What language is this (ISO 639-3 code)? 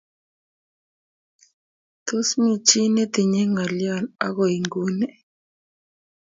kln